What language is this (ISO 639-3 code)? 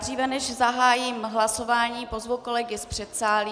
ces